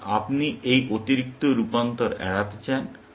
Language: Bangla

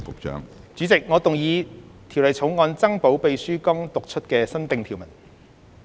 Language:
Cantonese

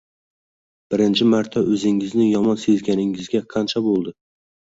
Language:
Uzbek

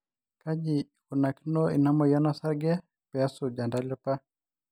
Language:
Masai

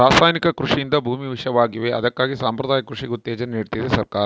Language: Kannada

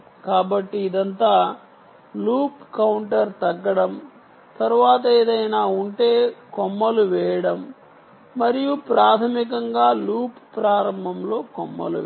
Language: Telugu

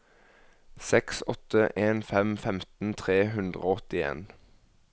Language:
Norwegian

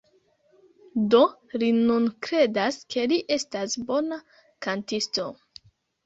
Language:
Esperanto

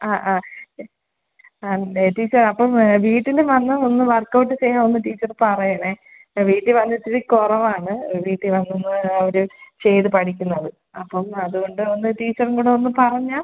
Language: Malayalam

